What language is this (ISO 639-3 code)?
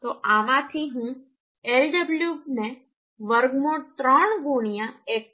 guj